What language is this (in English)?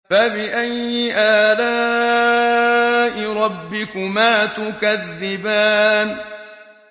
Arabic